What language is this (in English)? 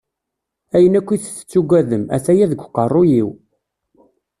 Kabyle